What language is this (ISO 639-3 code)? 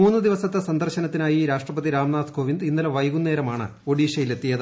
mal